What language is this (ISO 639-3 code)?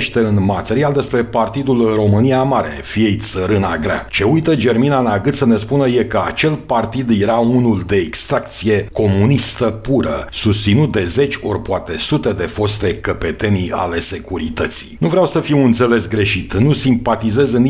ron